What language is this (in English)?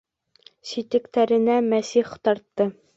Bashkir